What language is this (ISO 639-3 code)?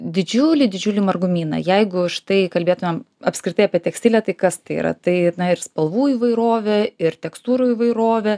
lit